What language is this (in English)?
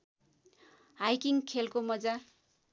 Nepali